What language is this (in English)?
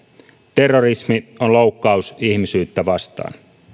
Finnish